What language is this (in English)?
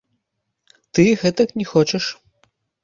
Belarusian